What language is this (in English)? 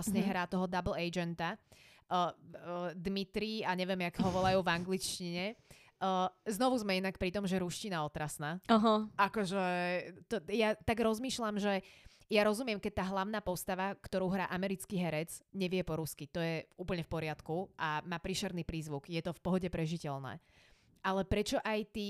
Slovak